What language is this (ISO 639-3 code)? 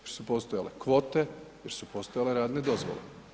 hrv